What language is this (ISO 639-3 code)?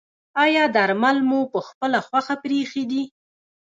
pus